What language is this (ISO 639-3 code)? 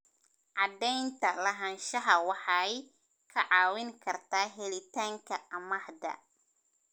som